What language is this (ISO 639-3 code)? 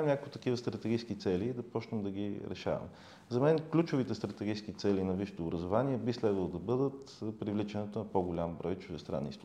bul